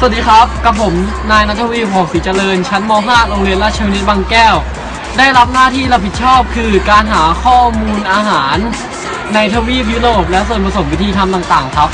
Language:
Thai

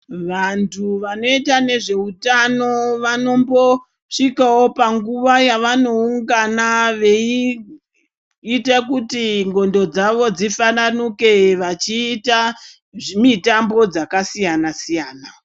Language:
Ndau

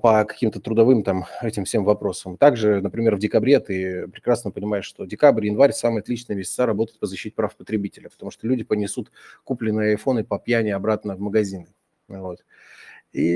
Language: Russian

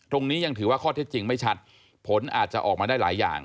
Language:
Thai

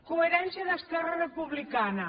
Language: Catalan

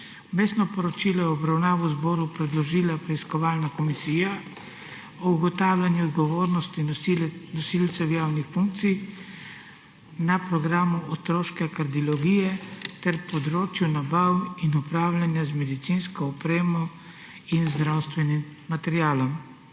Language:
Slovenian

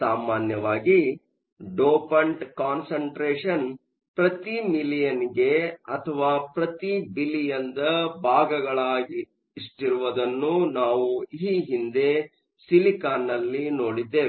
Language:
Kannada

